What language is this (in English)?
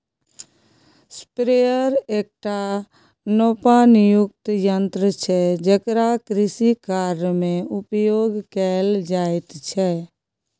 Maithili